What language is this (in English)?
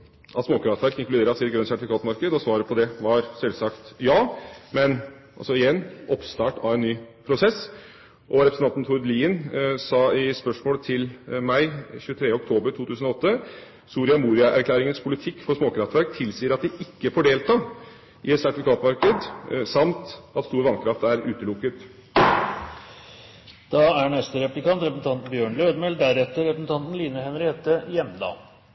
Norwegian Bokmål